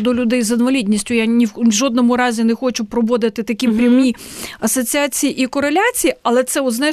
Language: Ukrainian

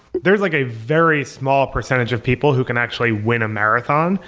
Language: English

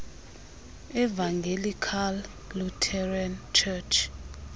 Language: Xhosa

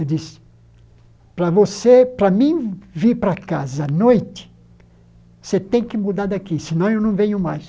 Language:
Portuguese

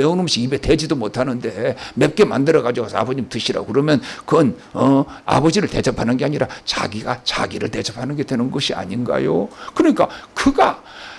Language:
Korean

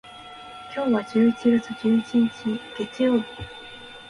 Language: Japanese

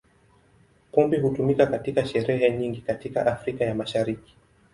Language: Swahili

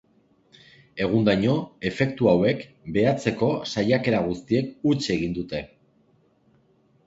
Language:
Basque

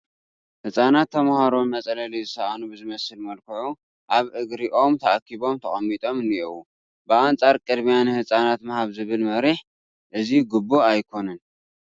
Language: Tigrinya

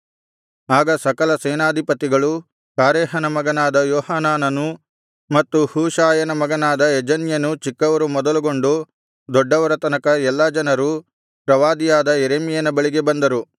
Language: Kannada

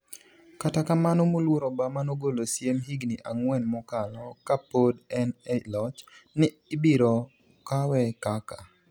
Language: Luo (Kenya and Tanzania)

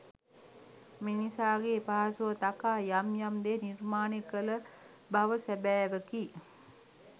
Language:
Sinhala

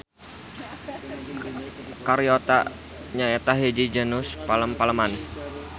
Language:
Sundanese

